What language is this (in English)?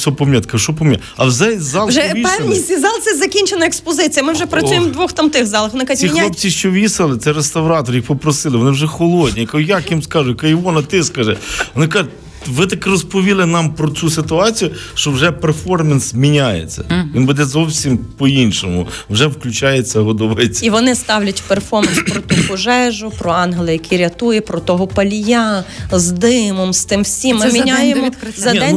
Ukrainian